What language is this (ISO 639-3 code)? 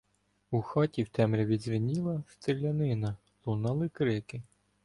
ukr